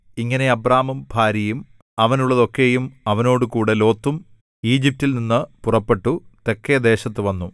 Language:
Malayalam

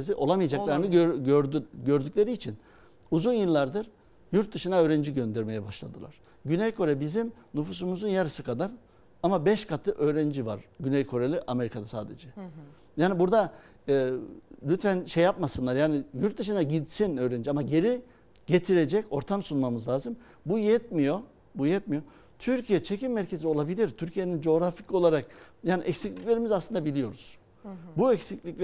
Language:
Turkish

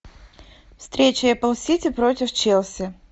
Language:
Russian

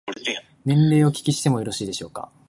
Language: Japanese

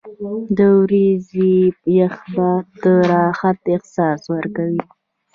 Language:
Pashto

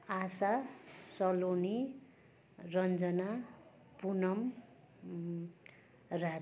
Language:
Nepali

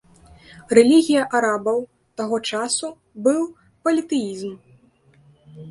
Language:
Belarusian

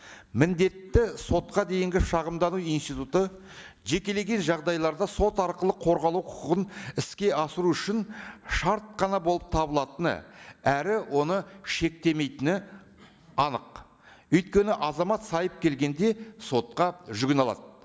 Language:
Kazakh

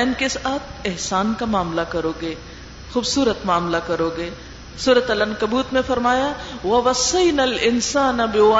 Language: Urdu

